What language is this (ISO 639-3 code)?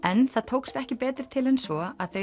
isl